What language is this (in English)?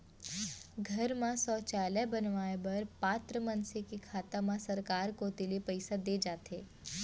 Chhattisgarhi